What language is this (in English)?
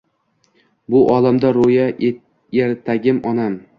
Uzbek